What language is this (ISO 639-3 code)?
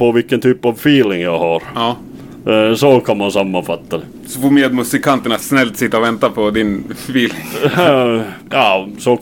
swe